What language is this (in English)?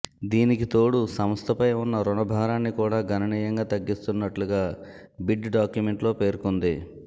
Telugu